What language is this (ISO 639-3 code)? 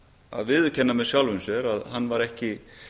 isl